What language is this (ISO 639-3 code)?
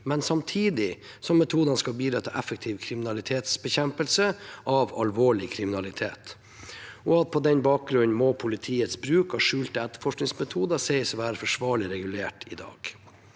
nor